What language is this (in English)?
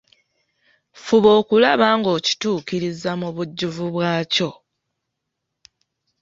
Ganda